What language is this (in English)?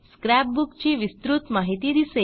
Marathi